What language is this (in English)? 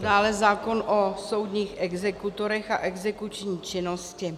Czech